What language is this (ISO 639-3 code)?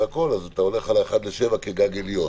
heb